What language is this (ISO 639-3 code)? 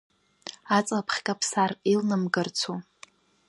abk